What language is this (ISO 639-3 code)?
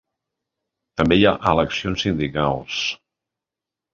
cat